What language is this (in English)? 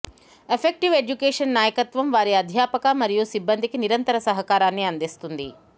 Telugu